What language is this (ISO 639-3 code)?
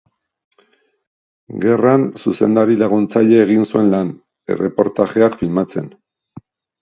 eus